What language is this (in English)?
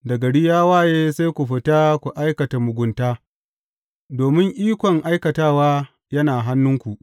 Hausa